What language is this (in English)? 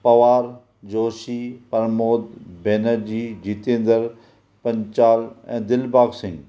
Sindhi